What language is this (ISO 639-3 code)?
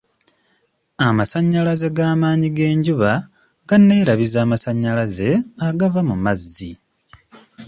lug